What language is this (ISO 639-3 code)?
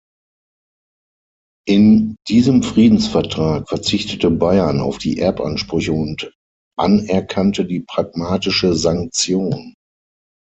deu